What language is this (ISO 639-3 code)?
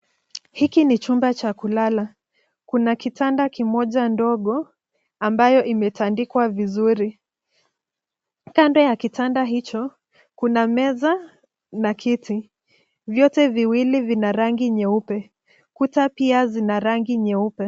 swa